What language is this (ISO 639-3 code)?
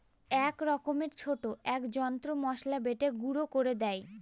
ben